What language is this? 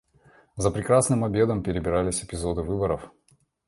Russian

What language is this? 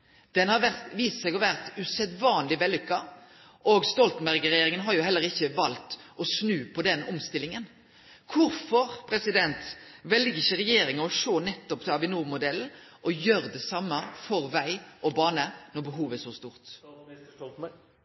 Norwegian Nynorsk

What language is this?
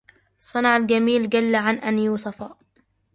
Arabic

